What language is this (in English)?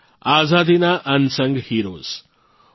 Gujarati